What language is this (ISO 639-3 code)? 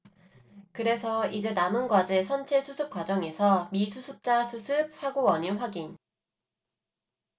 kor